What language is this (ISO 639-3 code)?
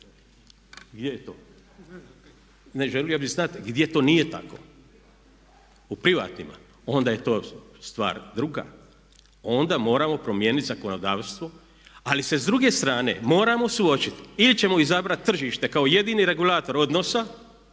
hrv